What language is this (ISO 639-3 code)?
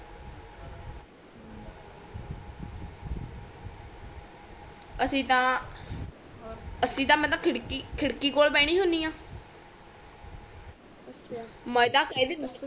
pan